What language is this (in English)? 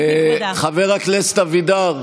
Hebrew